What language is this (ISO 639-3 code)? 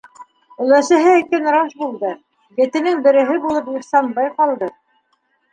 bak